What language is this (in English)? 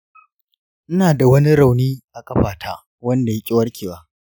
Hausa